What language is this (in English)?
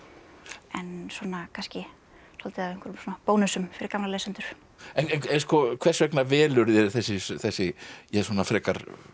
Icelandic